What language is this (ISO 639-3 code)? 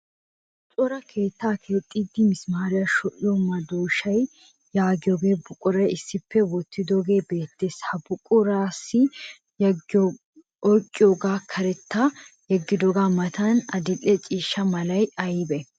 wal